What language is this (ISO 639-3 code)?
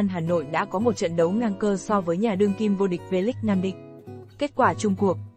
vie